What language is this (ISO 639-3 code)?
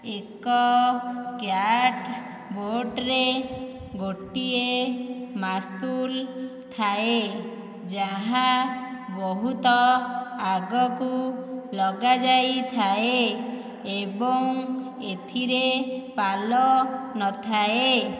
ori